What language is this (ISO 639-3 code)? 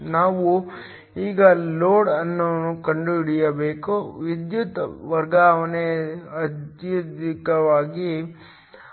kan